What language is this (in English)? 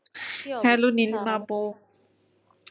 Bangla